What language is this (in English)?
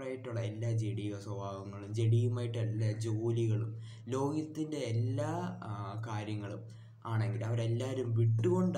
Indonesian